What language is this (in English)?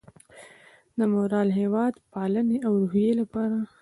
Pashto